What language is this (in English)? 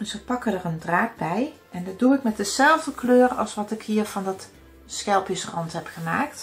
Dutch